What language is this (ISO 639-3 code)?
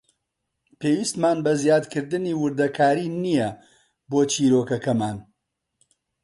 ckb